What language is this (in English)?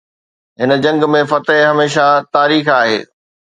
Sindhi